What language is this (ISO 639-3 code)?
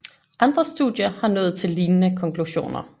dan